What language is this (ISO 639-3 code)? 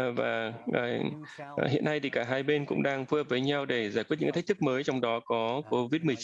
vie